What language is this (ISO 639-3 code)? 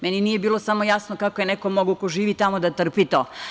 srp